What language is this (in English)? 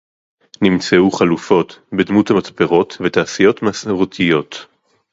Hebrew